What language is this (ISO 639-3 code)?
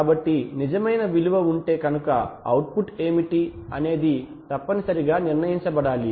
tel